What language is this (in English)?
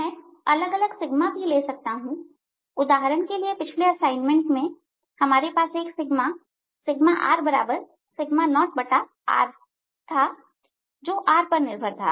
Hindi